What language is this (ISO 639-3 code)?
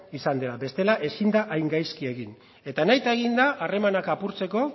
eus